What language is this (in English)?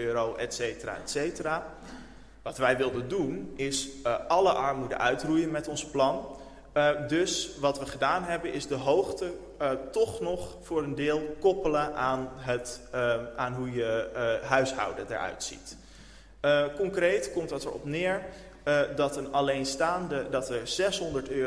Dutch